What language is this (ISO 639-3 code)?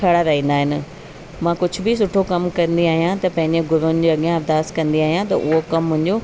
snd